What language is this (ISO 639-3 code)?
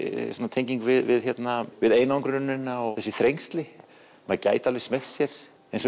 isl